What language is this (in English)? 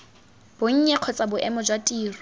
Tswana